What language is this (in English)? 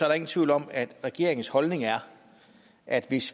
Danish